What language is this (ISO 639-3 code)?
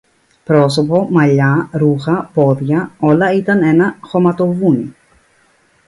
ell